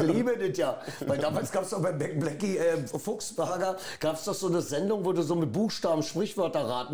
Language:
German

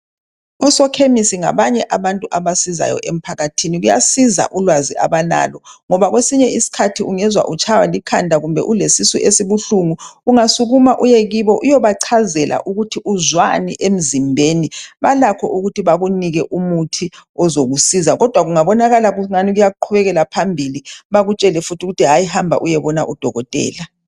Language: North Ndebele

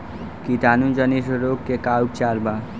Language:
Bhojpuri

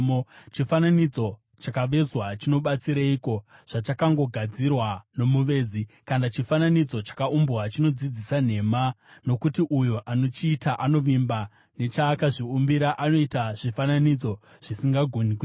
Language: Shona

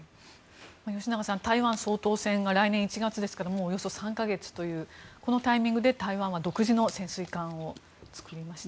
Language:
Japanese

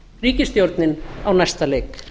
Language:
Icelandic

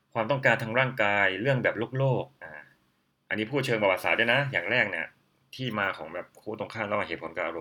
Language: Thai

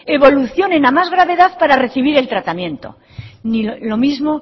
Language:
Spanish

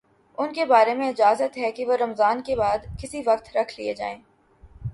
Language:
Urdu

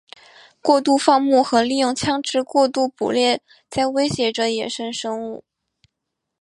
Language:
Chinese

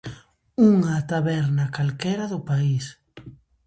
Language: Galician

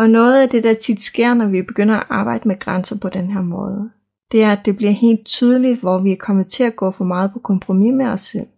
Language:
Danish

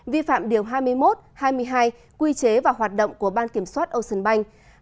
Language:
Vietnamese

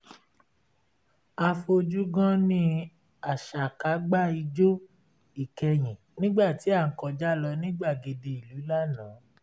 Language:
Yoruba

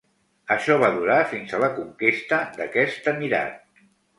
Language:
Catalan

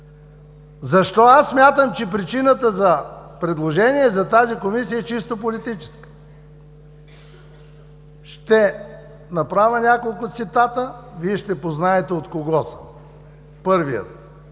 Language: Bulgarian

